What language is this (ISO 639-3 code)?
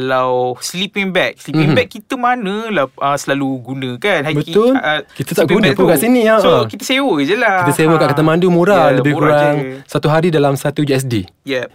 msa